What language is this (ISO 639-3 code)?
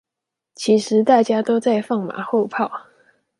zho